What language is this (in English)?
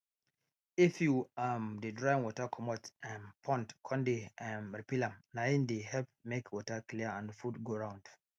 Nigerian Pidgin